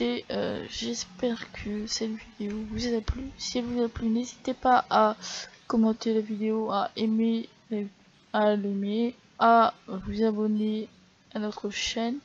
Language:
French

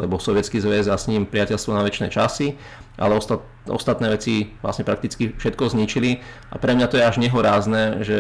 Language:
Slovak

